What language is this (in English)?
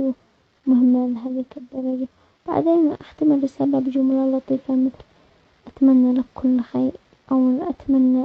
Omani Arabic